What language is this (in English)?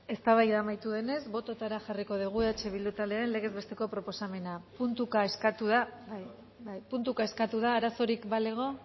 Basque